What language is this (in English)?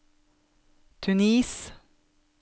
Norwegian